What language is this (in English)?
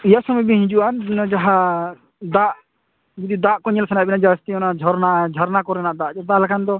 Santali